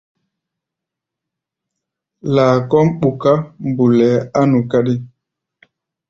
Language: Gbaya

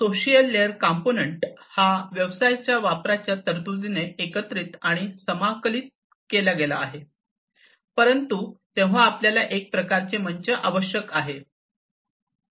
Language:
Marathi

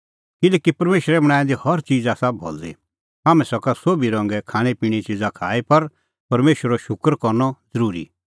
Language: Kullu Pahari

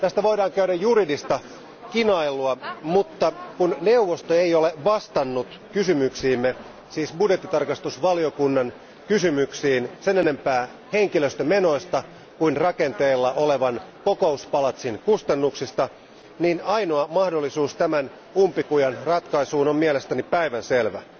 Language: Finnish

